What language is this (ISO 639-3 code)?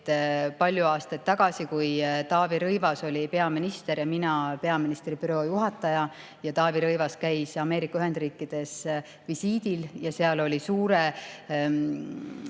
est